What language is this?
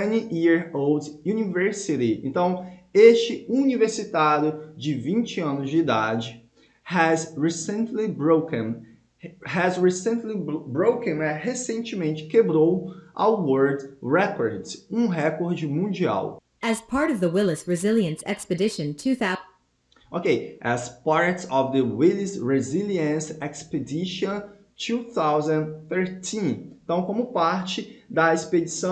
Portuguese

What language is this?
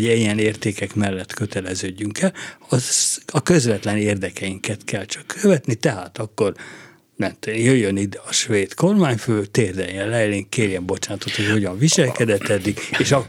Hungarian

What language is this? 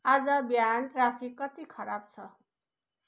Nepali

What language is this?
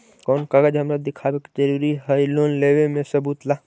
Magahi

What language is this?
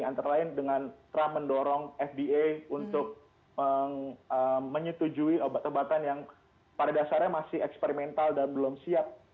Indonesian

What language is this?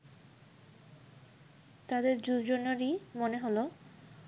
Bangla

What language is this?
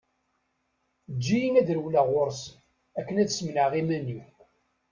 Kabyle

